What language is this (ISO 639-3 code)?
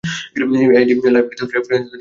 ben